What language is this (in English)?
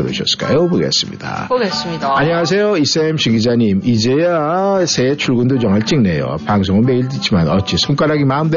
Korean